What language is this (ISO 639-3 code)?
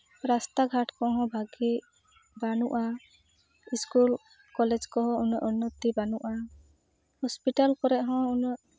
sat